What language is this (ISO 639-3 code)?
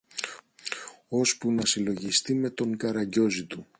ell